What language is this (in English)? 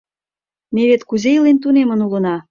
Mari